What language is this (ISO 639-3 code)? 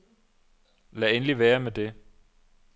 dan